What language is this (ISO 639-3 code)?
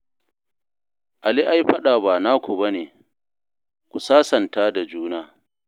hau